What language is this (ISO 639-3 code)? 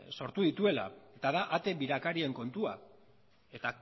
eus